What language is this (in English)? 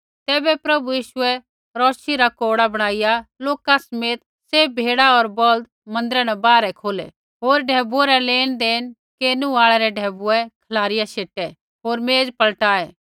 Kullu Pahari